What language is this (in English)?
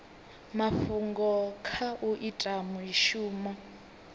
Venda